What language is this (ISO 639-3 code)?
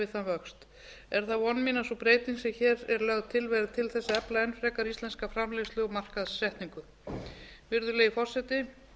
isl